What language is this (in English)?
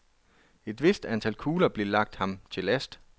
Danish